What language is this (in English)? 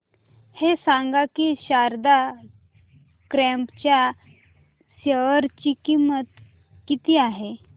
Marathi